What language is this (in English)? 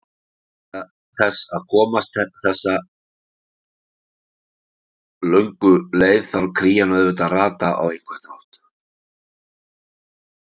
Icelandic